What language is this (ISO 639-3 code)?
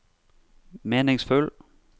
nor